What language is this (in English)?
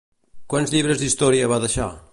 Catalan